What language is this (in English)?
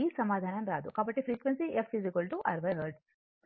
Telugu